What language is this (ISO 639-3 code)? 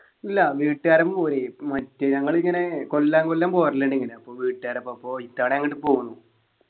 mal